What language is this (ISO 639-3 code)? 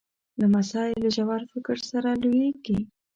pus